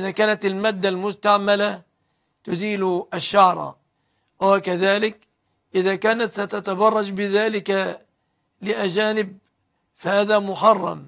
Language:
Arabic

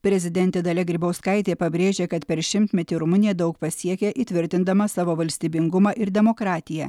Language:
Lithuanian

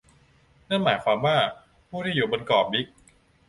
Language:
Thai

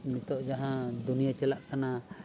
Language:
Santali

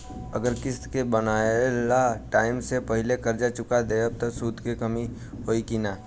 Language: Bhojpuri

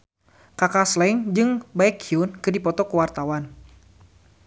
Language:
Sundanese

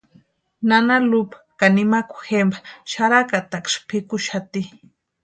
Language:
Western Highland Purepecha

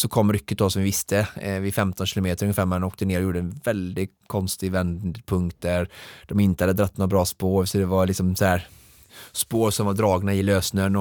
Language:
Swedish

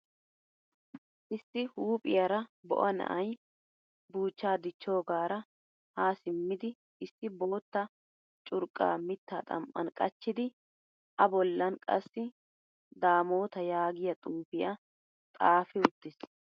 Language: Wolaytta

